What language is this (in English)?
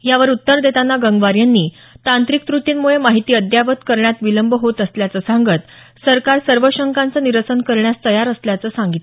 Marathi